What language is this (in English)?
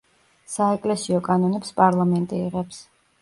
Georgian